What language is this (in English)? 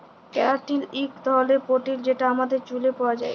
Bangla